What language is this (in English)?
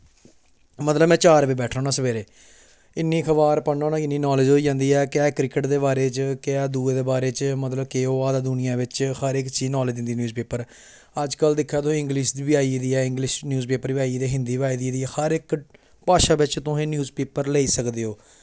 Dogri